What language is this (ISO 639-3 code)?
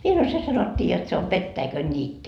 fin